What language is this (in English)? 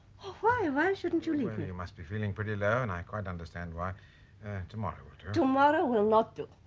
English